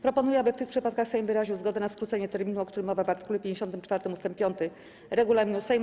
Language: Polish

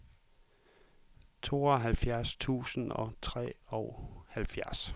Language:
Danish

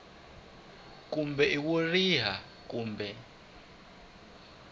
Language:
Tsonga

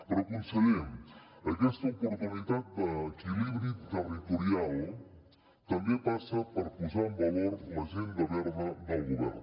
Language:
Catalan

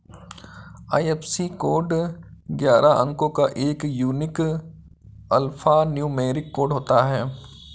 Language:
Hindi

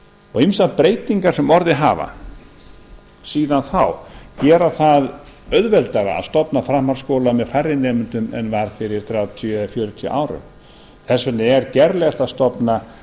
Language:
Icelandic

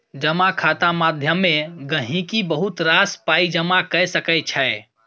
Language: Maithili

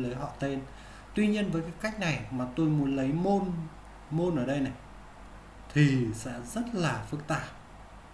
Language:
Vietnamese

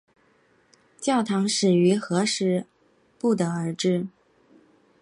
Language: Chinese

